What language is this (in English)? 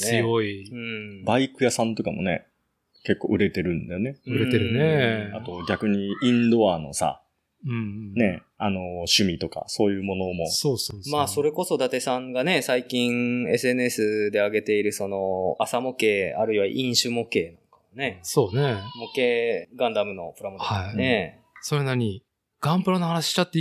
Japanese